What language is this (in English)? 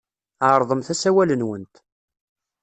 Kabyle